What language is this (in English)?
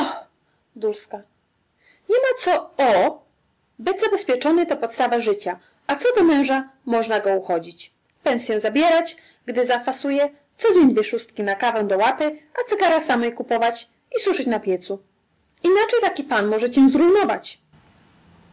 Polish